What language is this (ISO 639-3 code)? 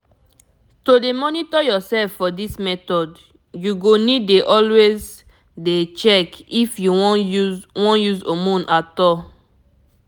pcm